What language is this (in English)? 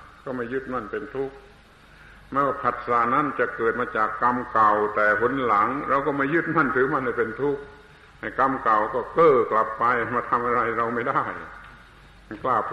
Thai